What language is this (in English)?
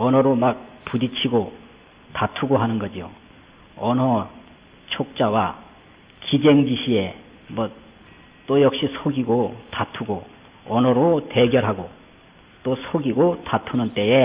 Korean